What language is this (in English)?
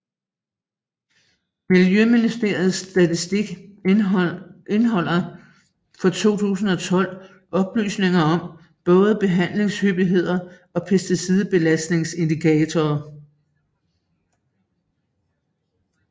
Danish